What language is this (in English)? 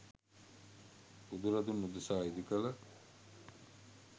Sinhala